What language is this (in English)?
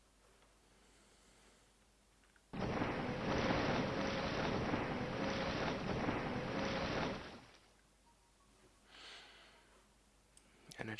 German